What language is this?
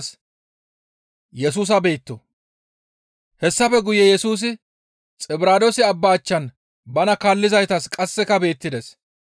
Gamo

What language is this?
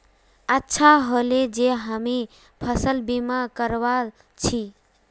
Magahi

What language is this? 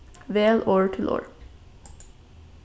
Faroese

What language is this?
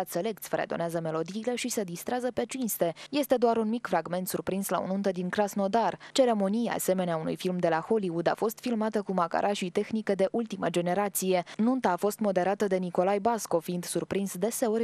Romanian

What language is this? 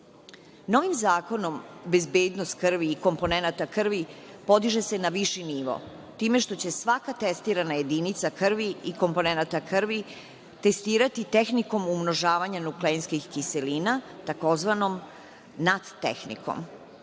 Serbian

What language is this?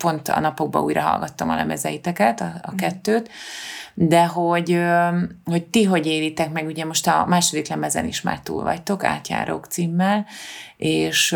Hungarian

